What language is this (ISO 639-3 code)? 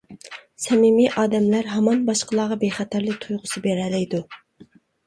uig